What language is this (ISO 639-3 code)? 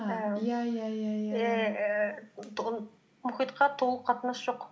kaz